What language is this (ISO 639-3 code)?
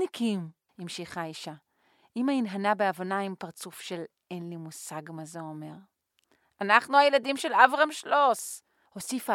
heb